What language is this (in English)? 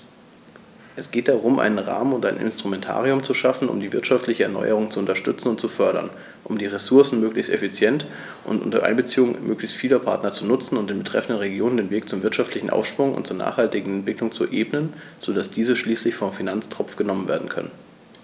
German